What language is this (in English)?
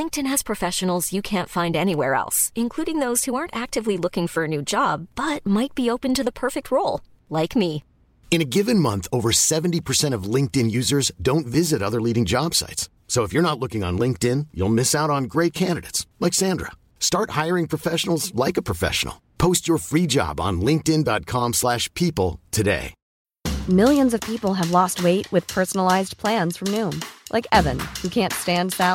Swedish